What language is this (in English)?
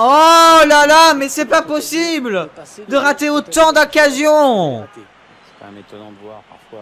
French